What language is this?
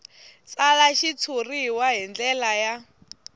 Tsonga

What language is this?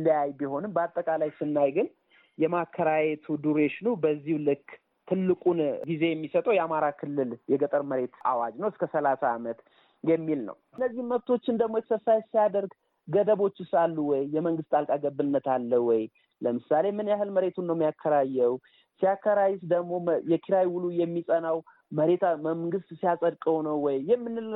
Amharic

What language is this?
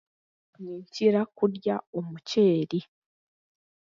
Chiga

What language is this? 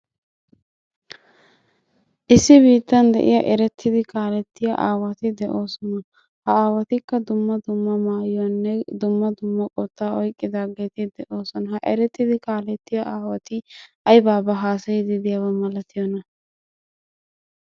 Wolaytta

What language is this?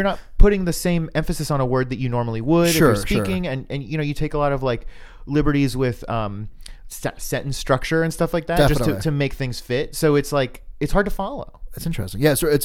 English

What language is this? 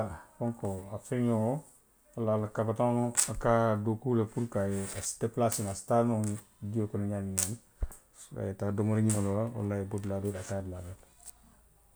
Western Maninkakan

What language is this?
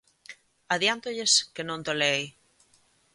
Galician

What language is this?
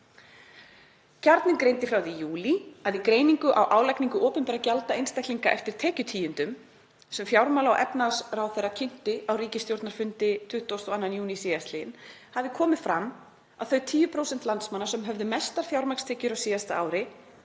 Icelandic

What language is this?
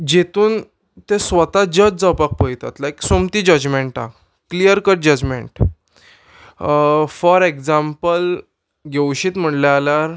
Konkani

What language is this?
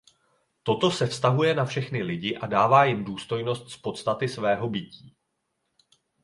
Czech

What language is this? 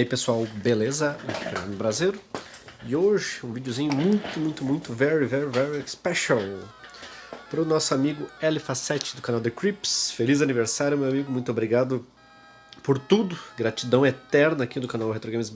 Portuguese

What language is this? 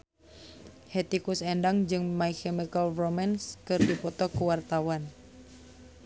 Sundanese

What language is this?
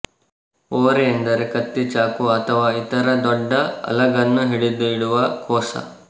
Kannada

